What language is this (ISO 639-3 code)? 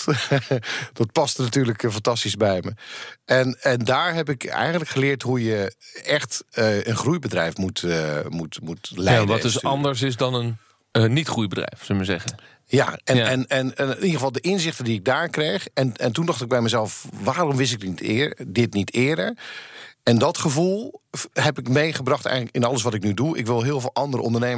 nld